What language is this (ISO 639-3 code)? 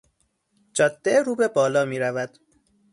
fas